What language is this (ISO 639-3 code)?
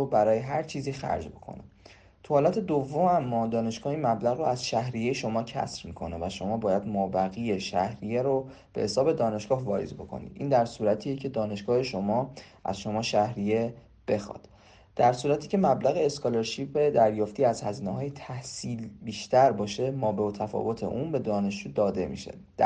fas